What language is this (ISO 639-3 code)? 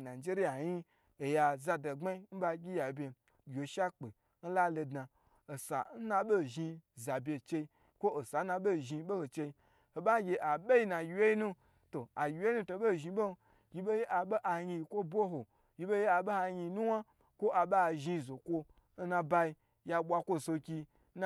gbr